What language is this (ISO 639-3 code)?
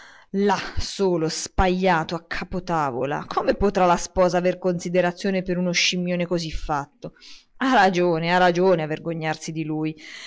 ita